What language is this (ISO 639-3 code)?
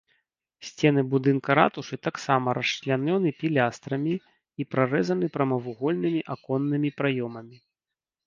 bel